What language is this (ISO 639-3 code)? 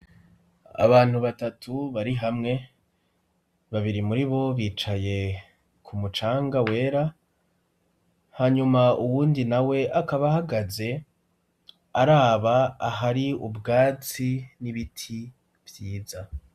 run